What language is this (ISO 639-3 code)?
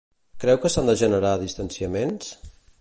cat